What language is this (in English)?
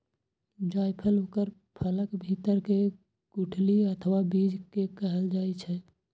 Maithili